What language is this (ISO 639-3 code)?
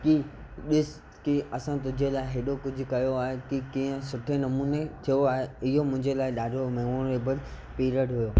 snd